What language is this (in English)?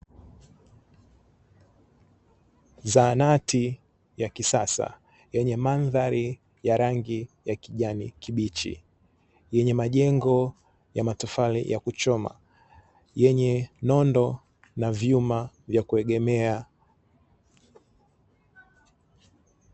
Swahili